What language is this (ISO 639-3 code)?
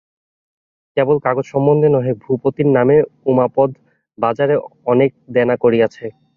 ben